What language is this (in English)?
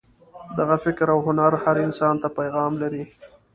Pashto